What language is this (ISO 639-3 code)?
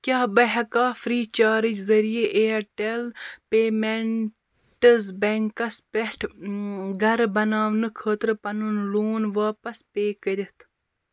kas